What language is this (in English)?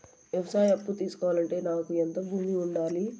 Telugu